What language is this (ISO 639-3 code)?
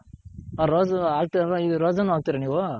kan